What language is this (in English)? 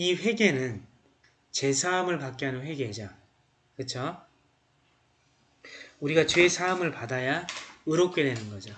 Korean